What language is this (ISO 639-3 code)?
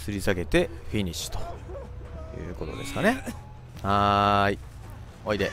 jpn